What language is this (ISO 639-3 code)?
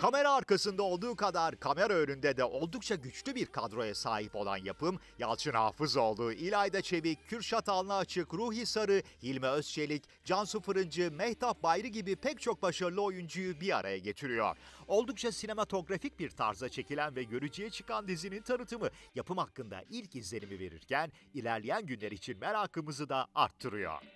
tur